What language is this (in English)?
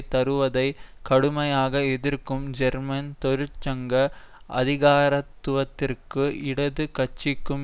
Tamil